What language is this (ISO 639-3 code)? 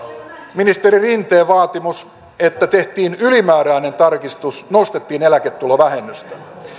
fin